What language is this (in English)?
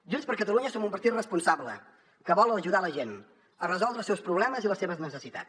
Catalan